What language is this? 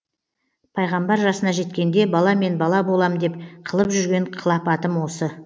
Kazakh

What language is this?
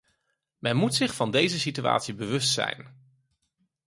Dutch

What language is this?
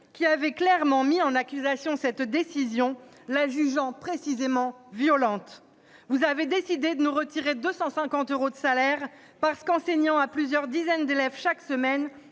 French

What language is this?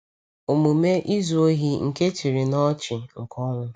Igbo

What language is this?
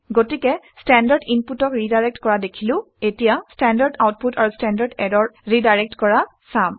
Assamese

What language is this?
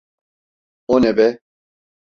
Turkish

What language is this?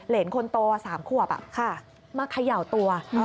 Thai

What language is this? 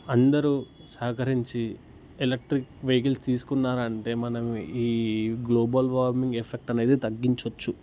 Telugu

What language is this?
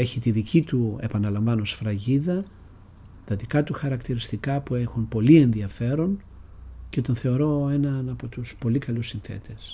Greek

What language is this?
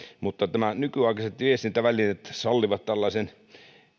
Finnish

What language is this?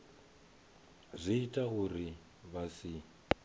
Venda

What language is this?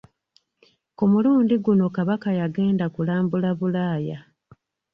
Ganda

